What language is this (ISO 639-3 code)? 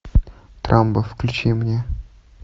rus